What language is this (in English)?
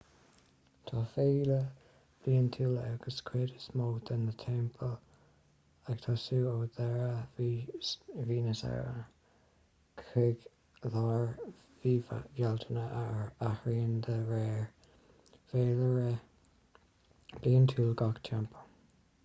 Irish